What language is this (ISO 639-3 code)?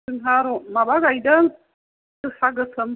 brx